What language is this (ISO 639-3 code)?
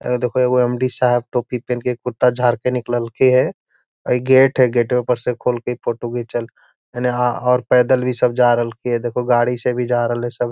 mag